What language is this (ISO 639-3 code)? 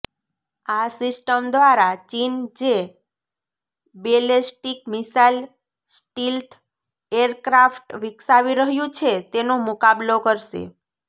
guj